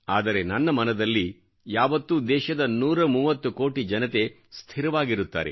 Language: Kannada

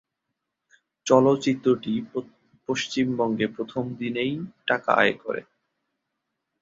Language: Bangla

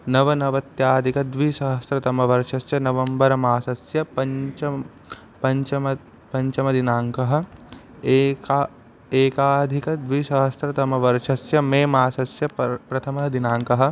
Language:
Sanskrit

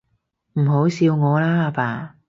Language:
Cantonese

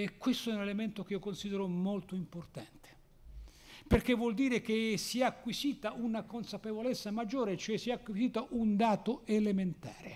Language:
Italian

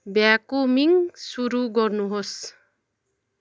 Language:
Nepali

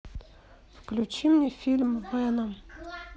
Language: Russian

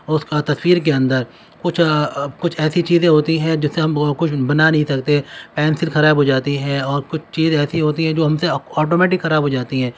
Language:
Urdu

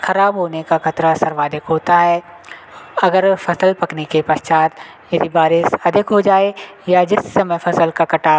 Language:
Hindi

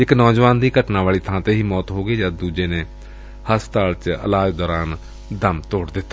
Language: Punjabi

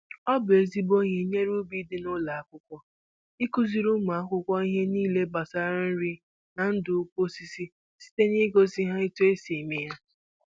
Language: Igbo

